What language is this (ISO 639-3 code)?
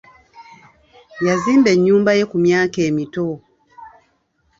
lug